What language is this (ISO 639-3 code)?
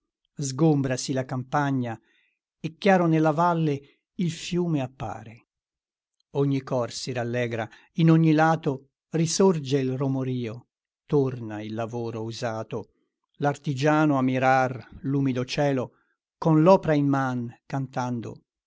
ita